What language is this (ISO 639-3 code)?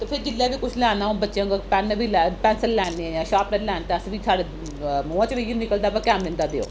doi